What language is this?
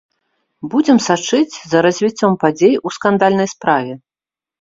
Belarusian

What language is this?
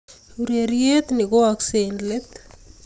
Kalenjin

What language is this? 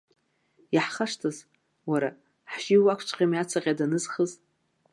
Abkhazian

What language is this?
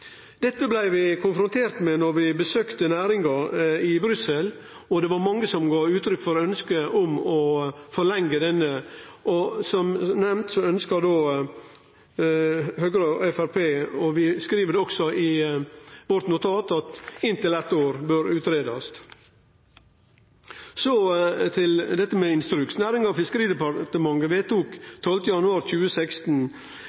Norwegian Nynorsk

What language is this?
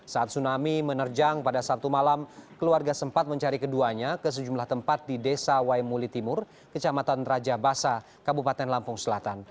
Indonesian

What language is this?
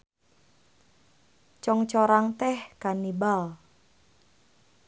Sundanese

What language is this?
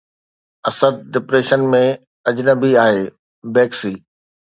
Sindhi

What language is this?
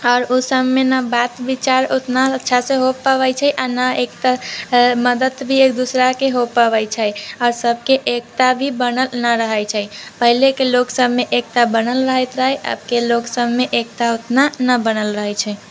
Maithili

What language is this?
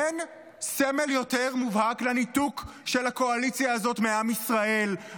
Hebrew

